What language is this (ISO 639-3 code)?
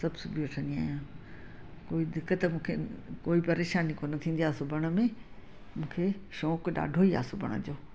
snd